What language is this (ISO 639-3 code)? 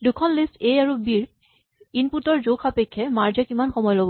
asm